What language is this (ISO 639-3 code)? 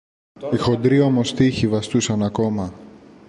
ell